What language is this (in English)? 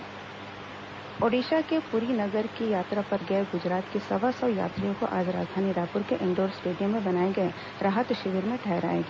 Hindi